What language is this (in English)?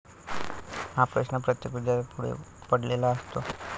Marathi